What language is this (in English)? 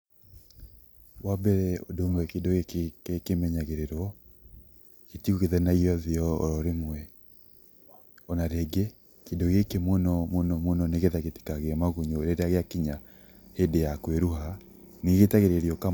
Kikuyu